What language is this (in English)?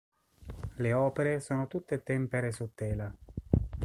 Italian